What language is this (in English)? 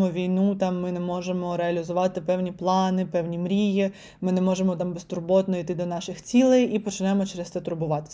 Ukrainian